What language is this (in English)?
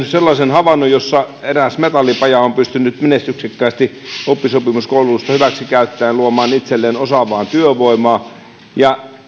Finnish